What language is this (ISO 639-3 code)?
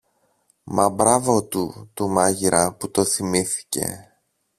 ell